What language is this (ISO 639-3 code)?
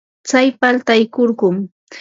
qva